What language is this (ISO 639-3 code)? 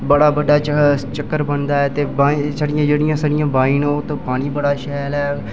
doi